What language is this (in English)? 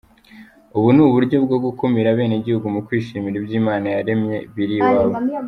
Kinyarwanda